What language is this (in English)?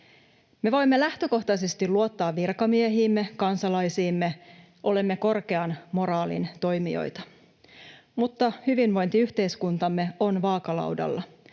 Finnish